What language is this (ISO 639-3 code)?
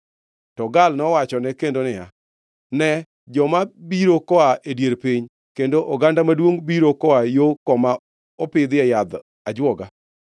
luo